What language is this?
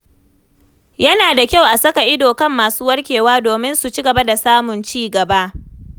Hausa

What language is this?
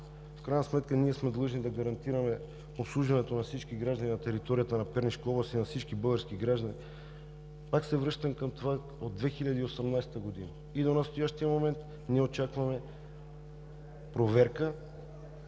Bulgarian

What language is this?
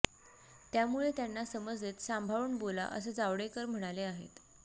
Marathi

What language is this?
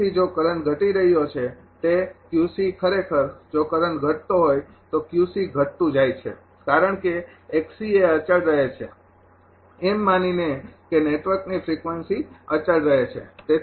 Gujarati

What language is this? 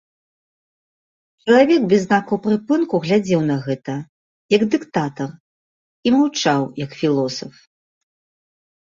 Belarusian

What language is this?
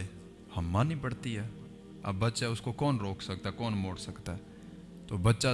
Urdu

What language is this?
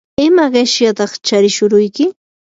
Yanahuanca Pasco Quechua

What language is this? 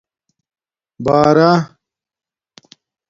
Domaaki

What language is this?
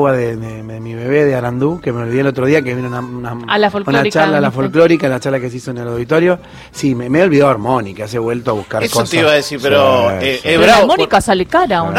Spanish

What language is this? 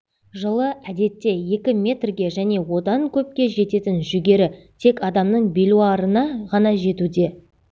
Kazakh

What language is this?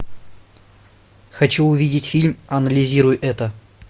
Russian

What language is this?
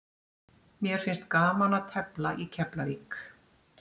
Icelandic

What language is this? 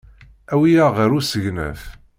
Kabyle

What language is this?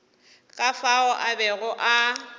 Northern Sotho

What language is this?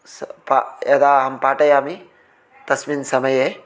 Sanskrit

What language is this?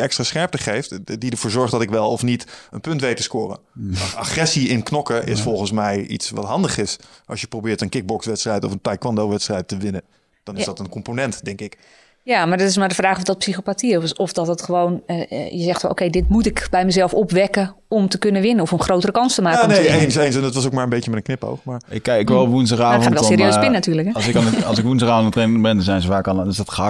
Dutch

